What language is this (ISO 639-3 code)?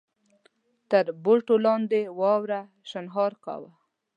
pus